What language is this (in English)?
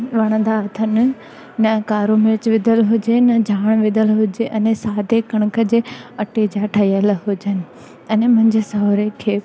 Sindhi